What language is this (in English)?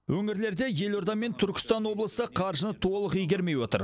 Kazakh